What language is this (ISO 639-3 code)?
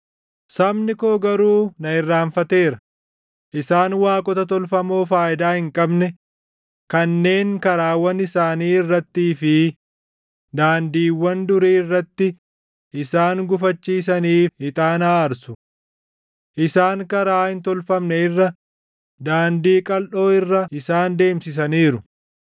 orm